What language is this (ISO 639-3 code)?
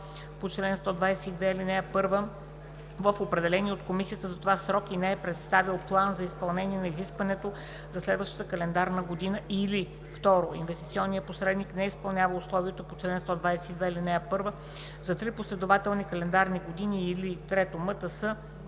bul